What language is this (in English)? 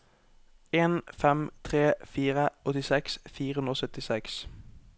Norwegian